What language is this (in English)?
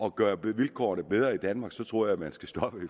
Danish